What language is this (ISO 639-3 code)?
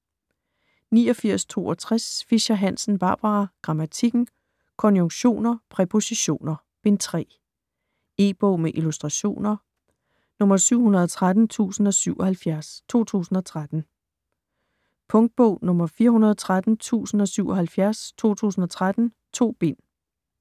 dan